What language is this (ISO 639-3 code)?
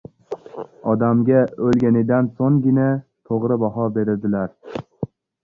uzb